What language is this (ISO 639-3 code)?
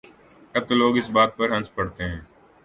urd